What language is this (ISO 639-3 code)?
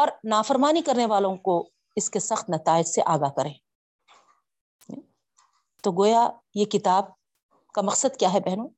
urd